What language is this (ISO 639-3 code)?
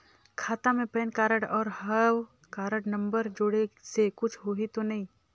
hne